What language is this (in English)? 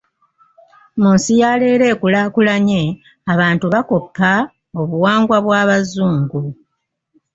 Ganda